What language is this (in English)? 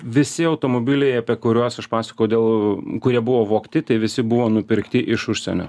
Lithuanian